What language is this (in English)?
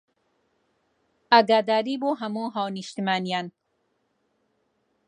Central Kurdish